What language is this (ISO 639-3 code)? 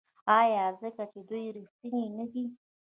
pus